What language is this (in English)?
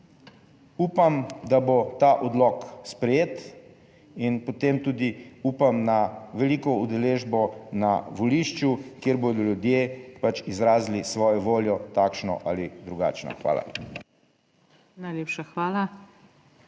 Slovenian